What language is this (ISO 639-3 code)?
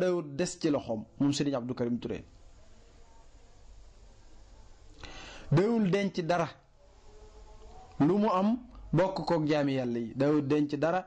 fra